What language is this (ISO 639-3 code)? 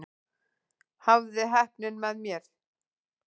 isl